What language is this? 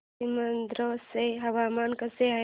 Marathi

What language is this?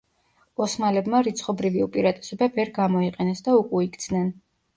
Georgian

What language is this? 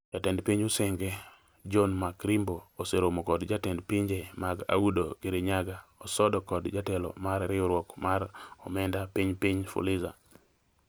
Luo (Kenya and Tanzania)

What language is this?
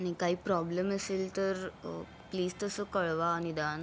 Marathi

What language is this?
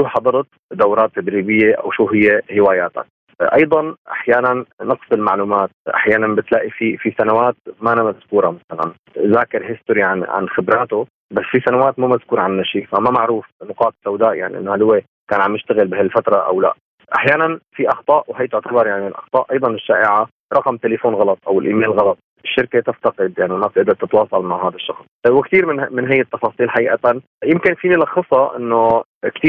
Arabic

